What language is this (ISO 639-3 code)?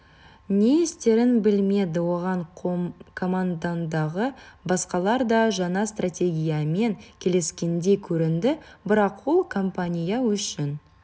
kaz